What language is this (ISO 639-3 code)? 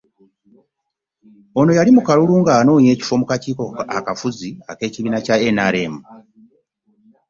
lug